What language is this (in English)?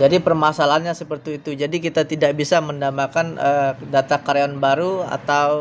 Indonesian